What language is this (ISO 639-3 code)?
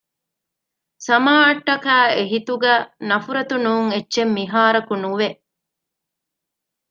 div